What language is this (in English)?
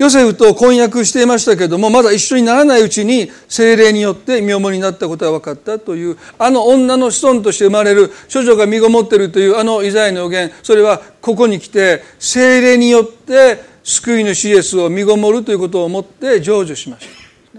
Japanese